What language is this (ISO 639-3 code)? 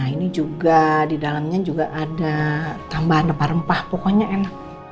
ind